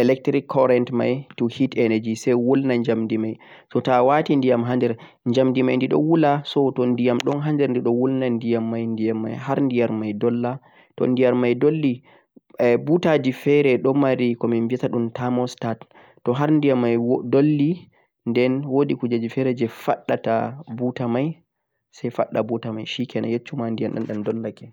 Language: Central-Eastern Niger Fulfulde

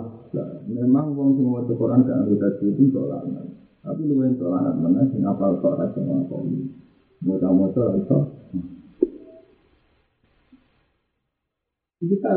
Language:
Indonesian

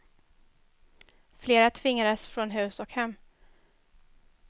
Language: Swedish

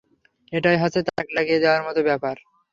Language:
Bangla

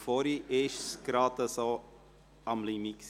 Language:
Swiss German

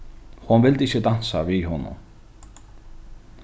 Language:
Faroese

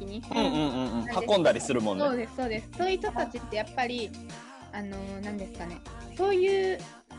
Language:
Japanese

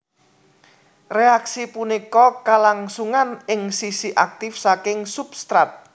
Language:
Javanese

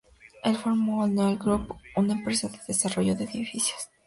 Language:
Spanish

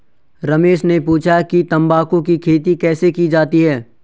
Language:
Hindi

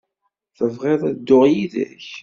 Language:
Kabyle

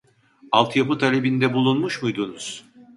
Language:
Turkish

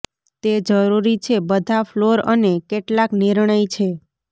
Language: Gujarati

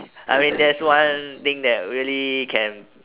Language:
English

